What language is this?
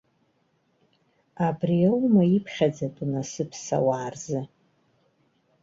Abkhazian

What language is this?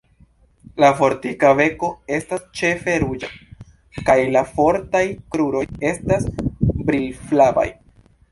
Esperanto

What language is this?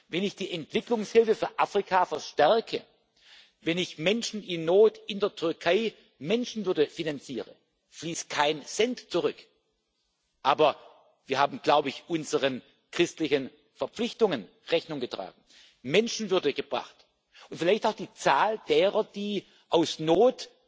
German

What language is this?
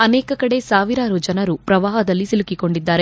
Kannada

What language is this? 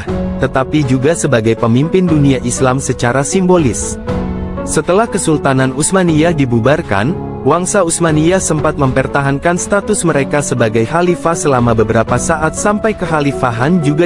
Indonesian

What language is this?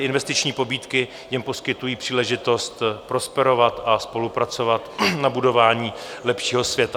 Czech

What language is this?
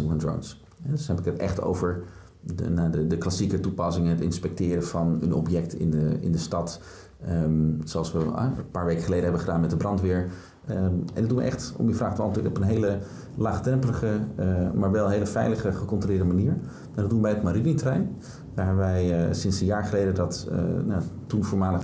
Dutch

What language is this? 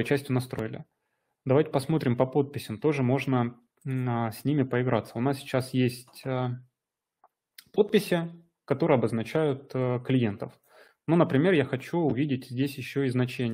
Russian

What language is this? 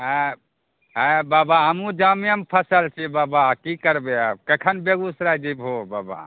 Maithili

